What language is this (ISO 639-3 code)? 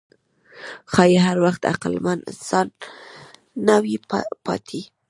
pus